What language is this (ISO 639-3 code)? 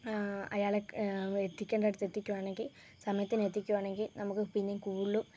mal